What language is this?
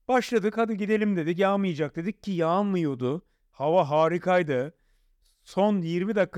Turkish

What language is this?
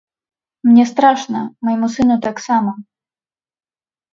Belarusian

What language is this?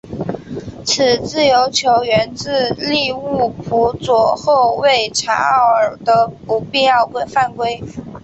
Chinese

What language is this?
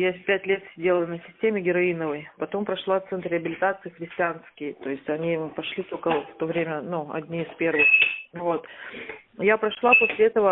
Russian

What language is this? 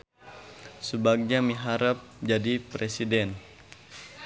Sundanese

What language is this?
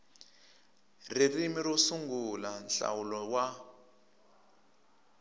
Tsonga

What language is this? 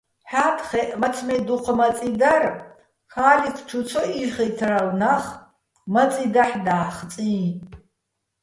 Bats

